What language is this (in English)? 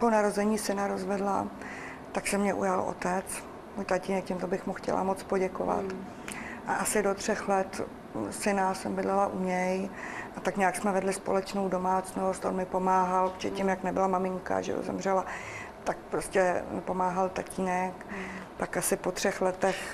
Czech